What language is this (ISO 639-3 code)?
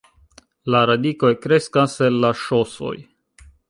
epo